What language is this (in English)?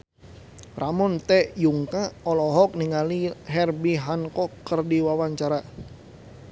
Sundanese